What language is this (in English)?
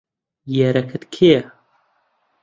Central Kurdish